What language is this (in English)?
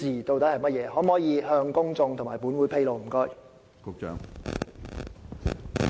Cantonese